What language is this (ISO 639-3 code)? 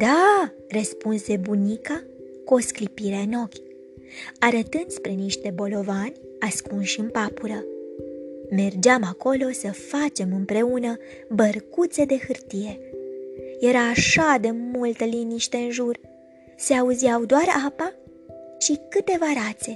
ron